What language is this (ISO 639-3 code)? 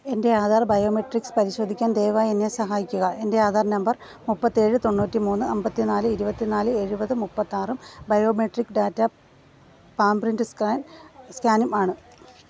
mal